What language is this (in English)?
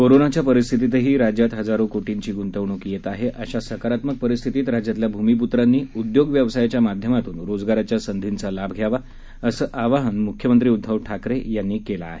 Marathi